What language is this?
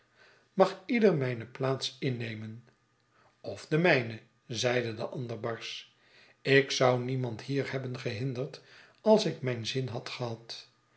Dutch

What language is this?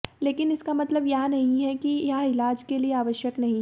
Hindi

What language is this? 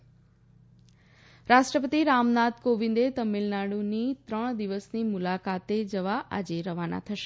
Gujarati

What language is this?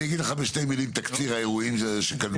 Hebrew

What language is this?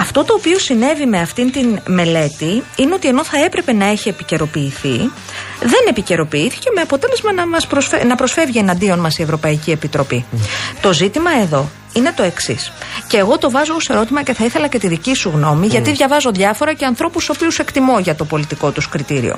Greek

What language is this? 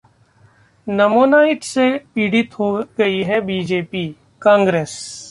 Hindi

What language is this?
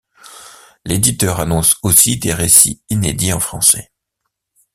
French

